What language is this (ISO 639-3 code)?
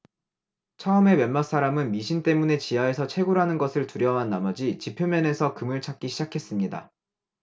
kor